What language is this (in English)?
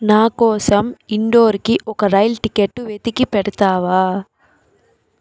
Telugu